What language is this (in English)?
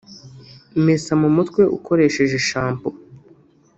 Kinyarwanda